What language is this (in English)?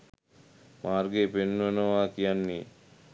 Sinhala